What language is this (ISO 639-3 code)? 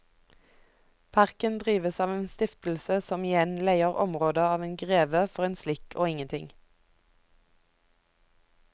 nor